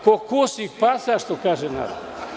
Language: Serbian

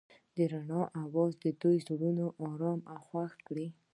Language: Pashto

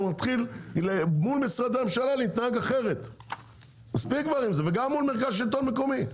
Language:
Hebrew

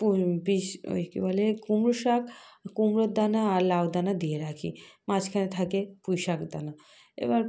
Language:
Bangla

